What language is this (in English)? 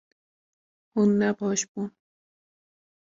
Kurdish